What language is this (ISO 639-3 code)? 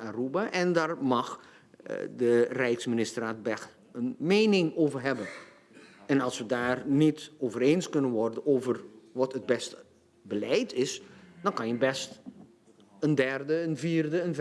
nld